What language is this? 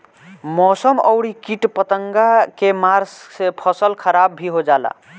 Bhojpuri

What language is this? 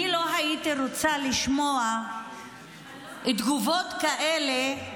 Hebrew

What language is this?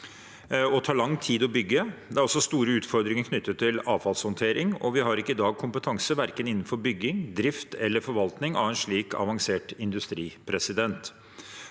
Norwegian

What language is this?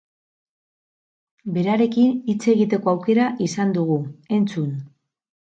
Basque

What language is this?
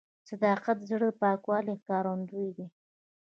Pashto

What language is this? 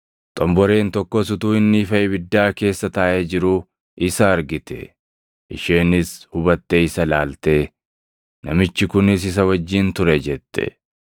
Oromo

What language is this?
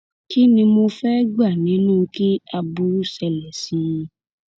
Yoruba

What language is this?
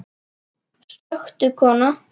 Icelandic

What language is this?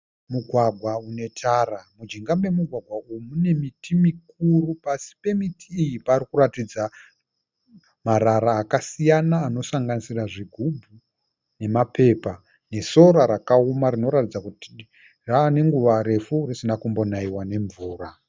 Shona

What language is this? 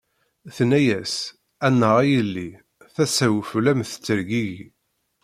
Kabyle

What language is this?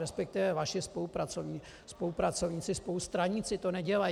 Czech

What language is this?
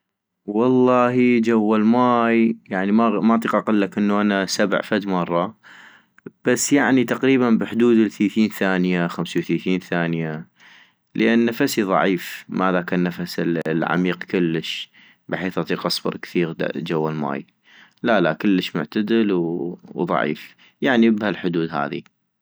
North Mesopotamian Arabic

